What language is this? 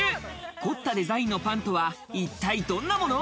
Japanese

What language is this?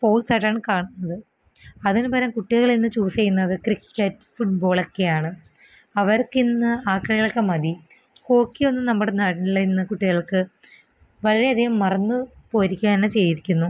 Malayalam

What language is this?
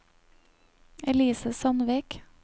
Norwegian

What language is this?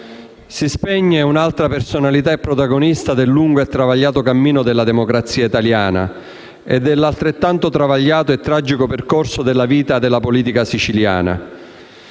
Italian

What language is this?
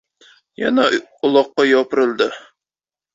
Uzbek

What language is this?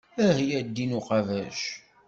Kabyle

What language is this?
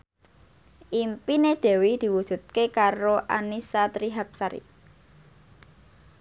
Javanese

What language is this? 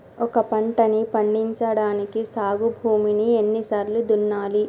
Telugu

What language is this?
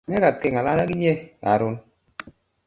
Kalenjin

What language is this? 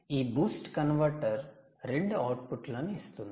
Telugu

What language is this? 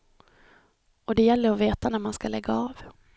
Swedish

